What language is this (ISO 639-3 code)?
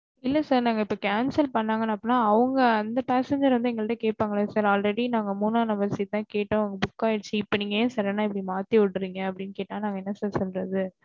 tam